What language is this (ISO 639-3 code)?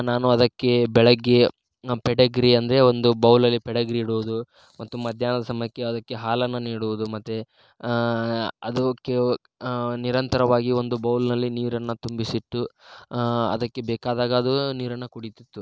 kan